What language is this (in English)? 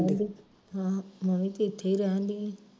Punjabi